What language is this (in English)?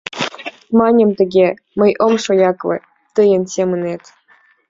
Mari